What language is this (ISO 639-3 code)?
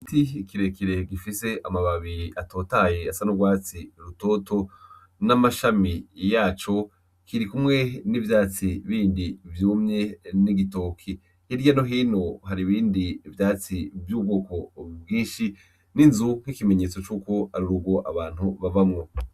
run